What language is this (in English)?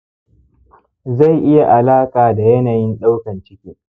Hausa